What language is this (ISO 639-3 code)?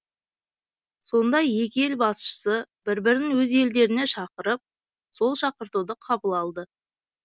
kaz